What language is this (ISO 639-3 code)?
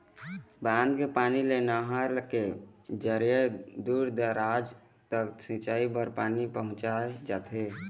hne